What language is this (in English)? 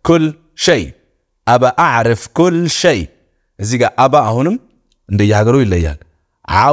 Arabic